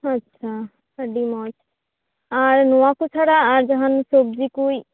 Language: Santali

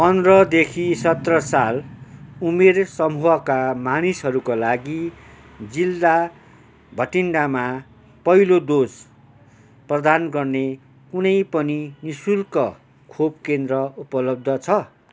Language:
Nepali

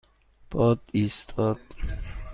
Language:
Persian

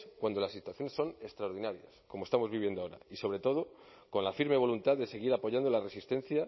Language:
Spanish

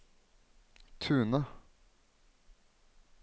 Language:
Norwegian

